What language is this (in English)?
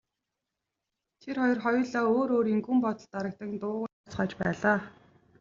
Mongolian